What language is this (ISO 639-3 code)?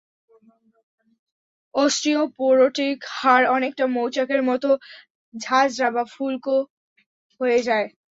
ben